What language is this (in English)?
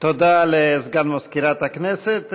Hebrew